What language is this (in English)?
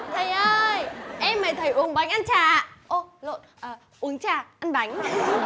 Vietnamese